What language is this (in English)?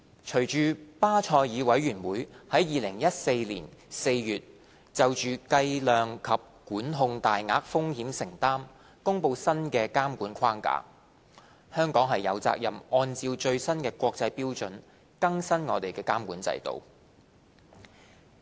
Cantonese